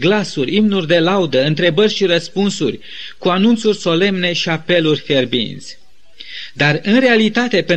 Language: Romanian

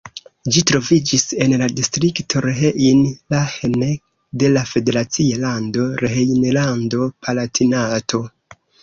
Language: Esperanto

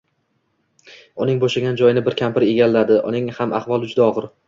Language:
Uzbek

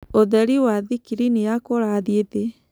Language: Kikuyu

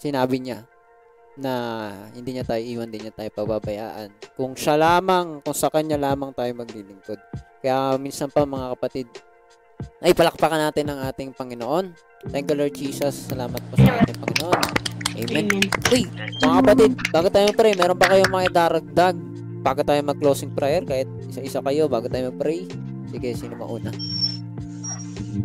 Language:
Filipino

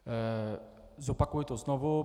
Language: Czech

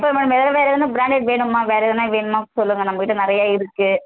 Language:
Tamil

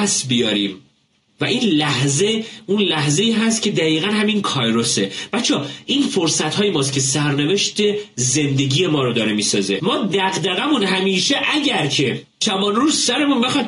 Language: Persian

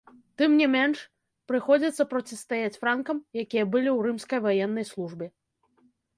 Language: Belarusian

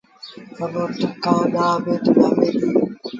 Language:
Sindhi Bhil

